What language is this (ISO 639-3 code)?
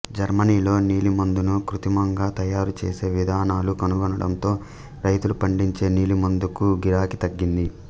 tel